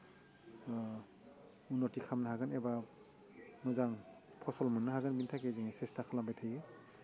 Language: Bodo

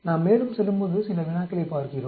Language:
Tamil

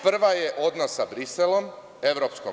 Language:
Serbian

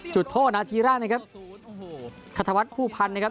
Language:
Thai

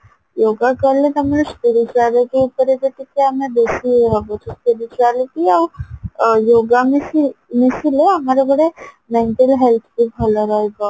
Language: Odia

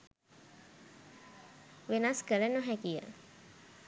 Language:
Sinhala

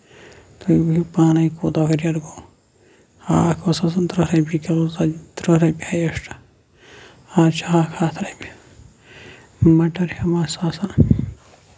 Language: Kashmiri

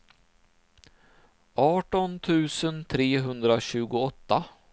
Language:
Swedish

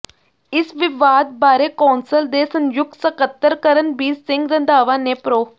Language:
Punjabi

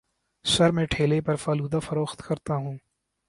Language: Urdu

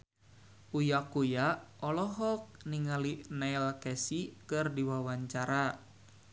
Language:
Sundanese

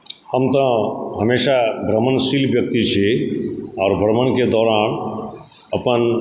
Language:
Maithili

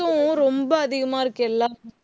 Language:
Tamil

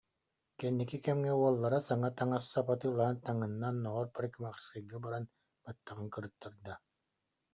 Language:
Yakut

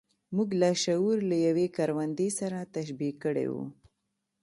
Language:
Pashto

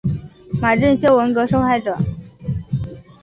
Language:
Chinese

